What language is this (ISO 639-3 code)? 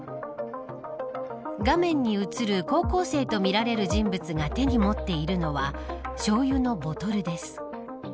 jpn